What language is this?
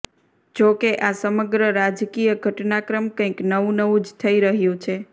Gujarati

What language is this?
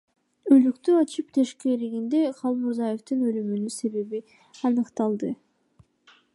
Kyrgyz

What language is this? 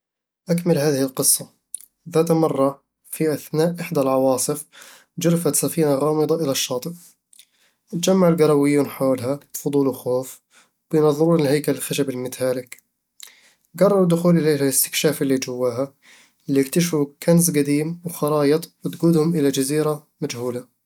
Eastern Egyptian Bedawi Arabic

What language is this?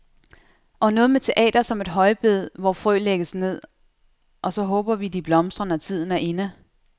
Danish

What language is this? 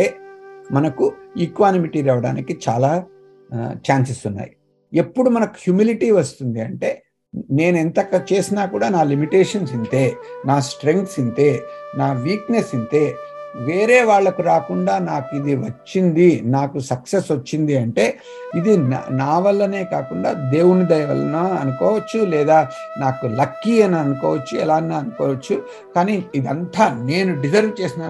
Telugu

